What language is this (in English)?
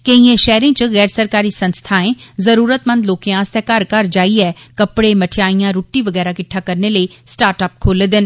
Dogri